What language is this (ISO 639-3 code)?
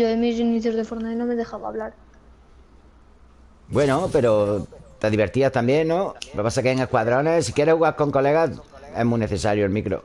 spa